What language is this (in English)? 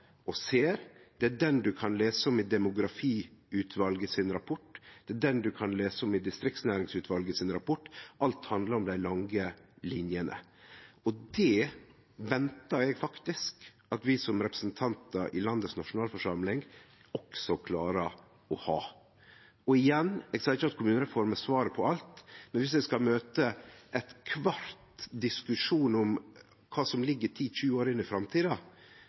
Norwegian Nynorsk